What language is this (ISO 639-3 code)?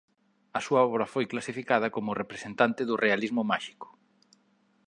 glg